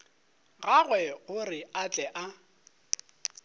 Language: Northern Sotho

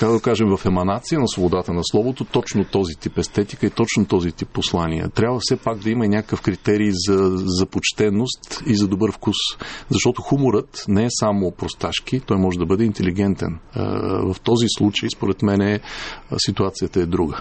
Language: Bulgarian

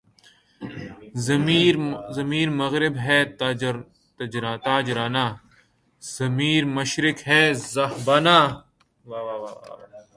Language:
Urdu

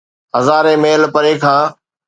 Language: Sindhi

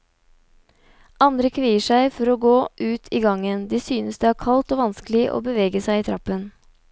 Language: Norwegian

